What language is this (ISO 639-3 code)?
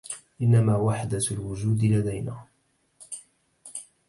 ara